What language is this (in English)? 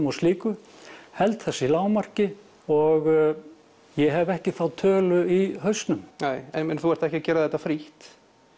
Icelandic